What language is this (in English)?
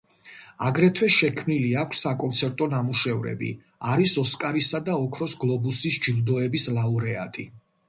Georgian